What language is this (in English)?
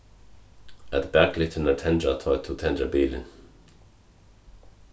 Faroese